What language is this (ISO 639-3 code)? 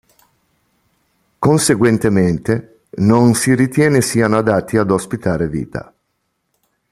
ita